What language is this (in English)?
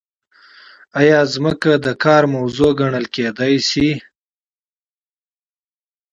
Pashto